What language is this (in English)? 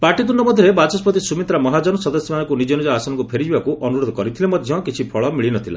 Odia